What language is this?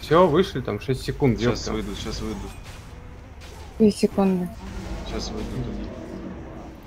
Russian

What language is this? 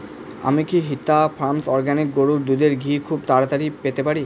Bangla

